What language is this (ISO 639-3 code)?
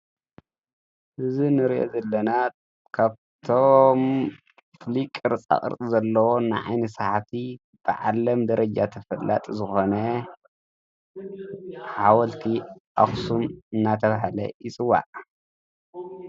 tir